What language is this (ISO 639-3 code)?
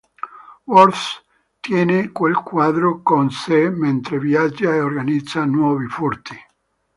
ita